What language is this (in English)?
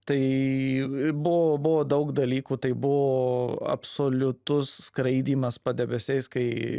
Lithuanian